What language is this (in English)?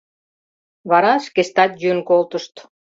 Mari